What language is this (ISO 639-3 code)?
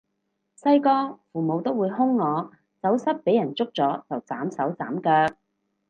yue